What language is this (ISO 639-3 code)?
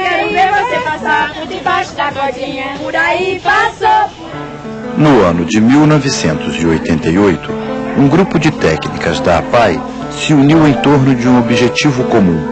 por